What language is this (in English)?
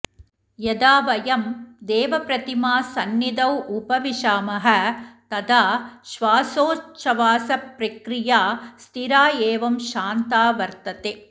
Sanskrit